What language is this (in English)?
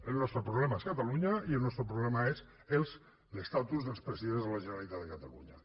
Catalan